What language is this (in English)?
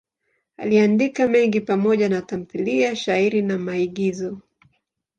Swahili